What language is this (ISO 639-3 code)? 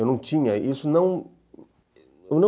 por